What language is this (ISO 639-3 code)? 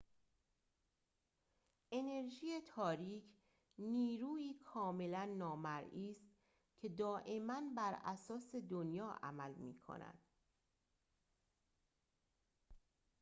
fas